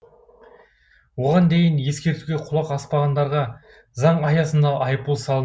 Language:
Kazakh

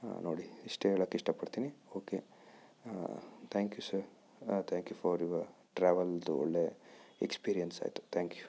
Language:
Kannada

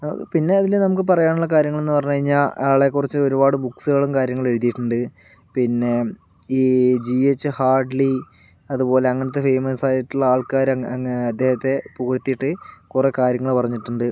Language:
Malayalam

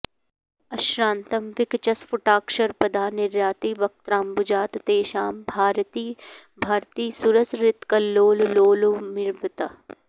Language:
Sanskrit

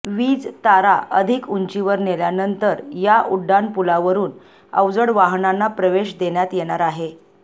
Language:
Marathi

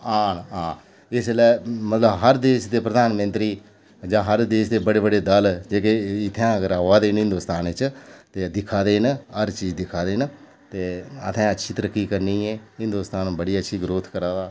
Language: Dogri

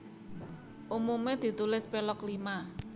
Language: Javanese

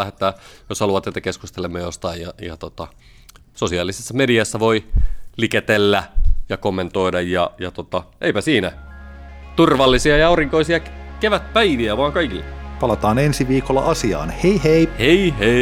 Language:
Finnish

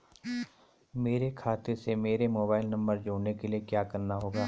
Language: Hindi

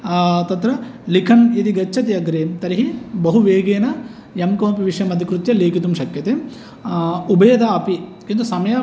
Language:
Sanskrit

